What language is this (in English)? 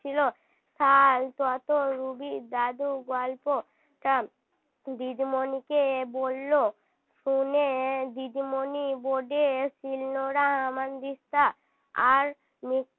Bangla